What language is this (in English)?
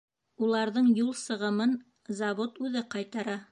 Bashkir